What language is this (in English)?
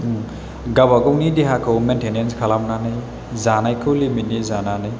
Bodo